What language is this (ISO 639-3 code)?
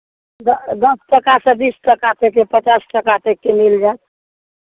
mai